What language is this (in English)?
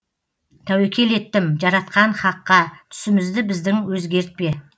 Kazakh